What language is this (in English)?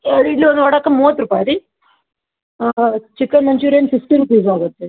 Kannada